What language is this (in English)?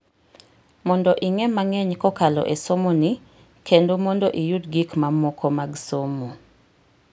Luo (Kenya and Tanzania)